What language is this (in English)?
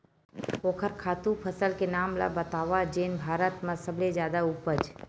Chhattisgarhi